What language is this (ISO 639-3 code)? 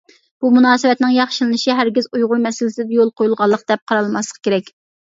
uig